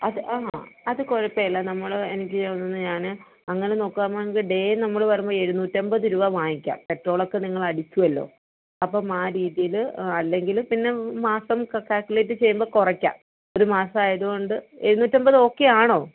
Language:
Malayalam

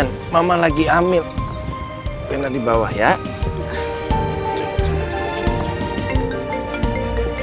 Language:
Indonesian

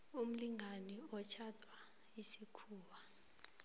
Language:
South Ndebele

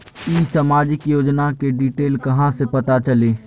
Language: Magahi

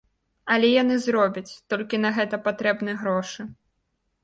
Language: Belarusian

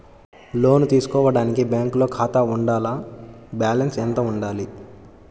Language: Telugu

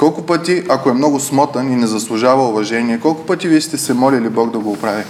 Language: Bulgarian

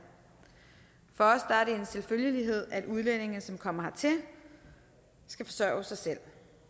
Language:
Danish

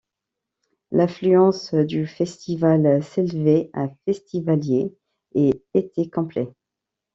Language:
French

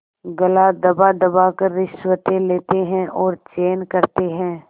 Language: Hindi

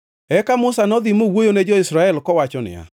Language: Luo (Kenya and Tanzania)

